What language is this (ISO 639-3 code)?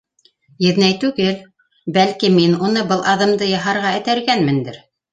bak